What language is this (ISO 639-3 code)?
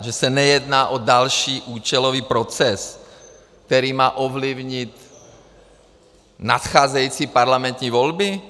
ces